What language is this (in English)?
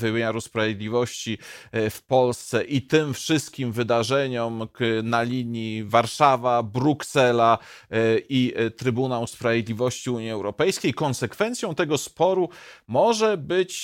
Polish